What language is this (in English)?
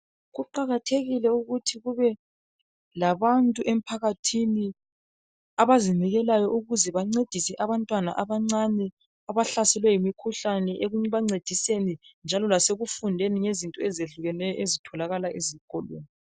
North Ndebele